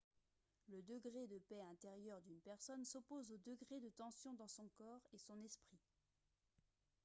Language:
French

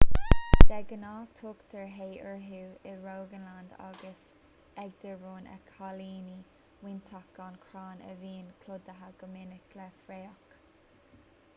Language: Irish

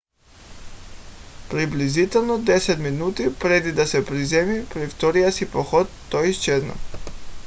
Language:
Bulgarian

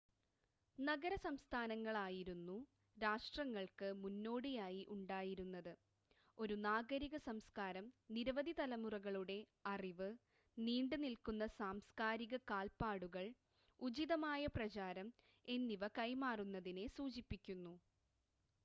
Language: Malayalam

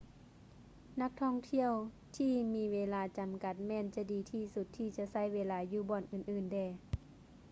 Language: Lao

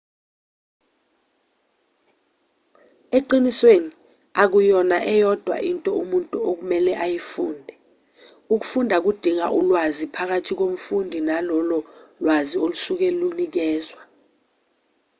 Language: Zulu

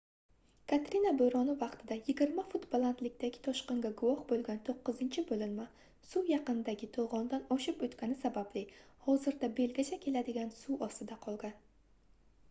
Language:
Uzbek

